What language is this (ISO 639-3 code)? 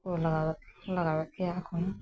sat